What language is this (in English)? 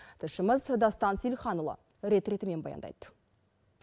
Kazakh